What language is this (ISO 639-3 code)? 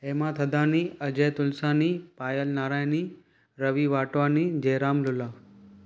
snd